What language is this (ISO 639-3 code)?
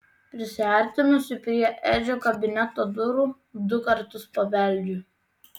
lit